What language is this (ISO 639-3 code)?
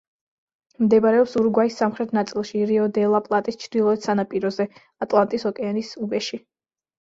kat